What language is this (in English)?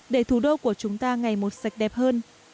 Vietnamese